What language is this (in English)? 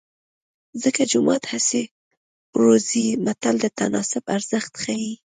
Pashto